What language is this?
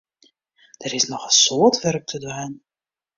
Western Frisian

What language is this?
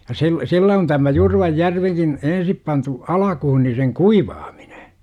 Finnish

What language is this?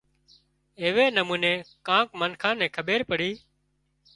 Wadiyara Koli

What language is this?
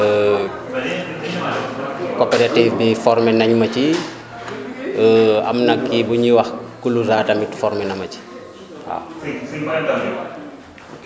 Wolof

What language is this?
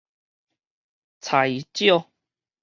Min Nan Chinese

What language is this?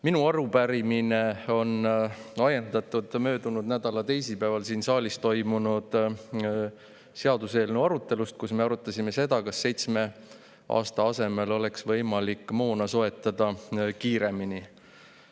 Estonian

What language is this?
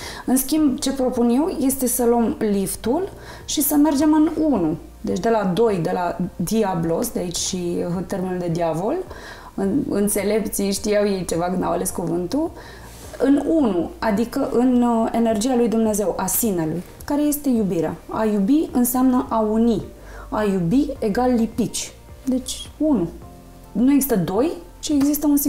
Romanian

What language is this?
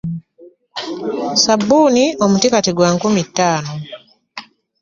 Ganda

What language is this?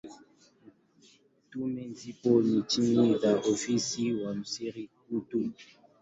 Swahili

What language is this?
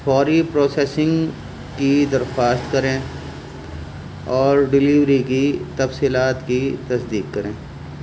Urdu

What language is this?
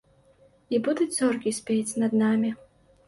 Belarusian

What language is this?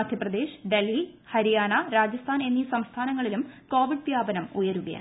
Malayalam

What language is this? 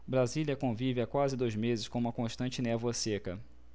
Portuguese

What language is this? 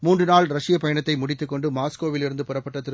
Tamil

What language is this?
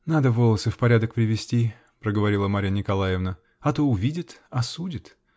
Russian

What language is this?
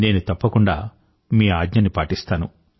Telugu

